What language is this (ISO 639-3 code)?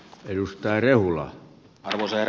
fin